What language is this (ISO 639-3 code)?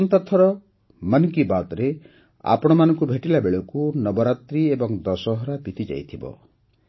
ori